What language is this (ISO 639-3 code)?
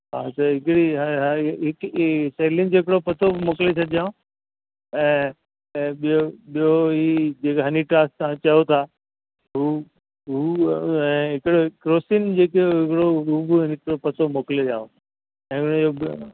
snd